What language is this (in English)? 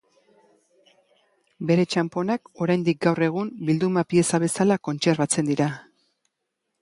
Basque